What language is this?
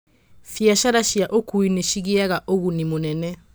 Kikuyu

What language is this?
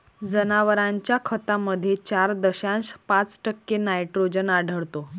Marathi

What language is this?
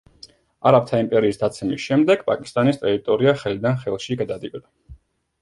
Georgian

